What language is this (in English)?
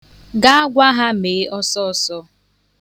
Igbo